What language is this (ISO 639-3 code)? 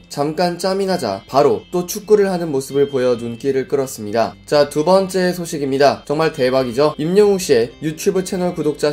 kor